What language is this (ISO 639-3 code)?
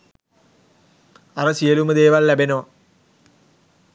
sin